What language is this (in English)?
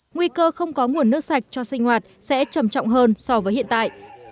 Vietnamese